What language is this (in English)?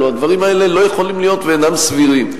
Hebrew